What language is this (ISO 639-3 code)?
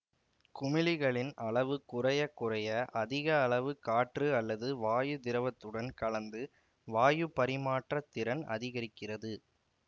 tam